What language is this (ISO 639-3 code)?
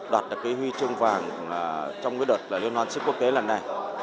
vie